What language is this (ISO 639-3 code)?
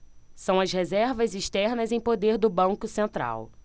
por